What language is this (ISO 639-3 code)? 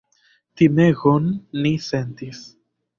epo